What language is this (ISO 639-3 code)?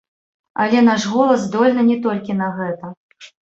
bel